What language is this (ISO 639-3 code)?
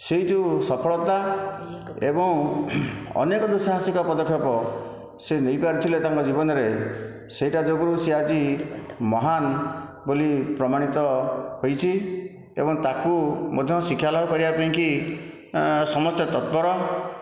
ori